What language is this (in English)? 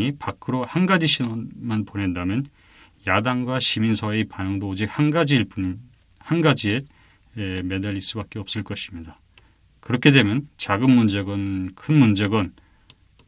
Korean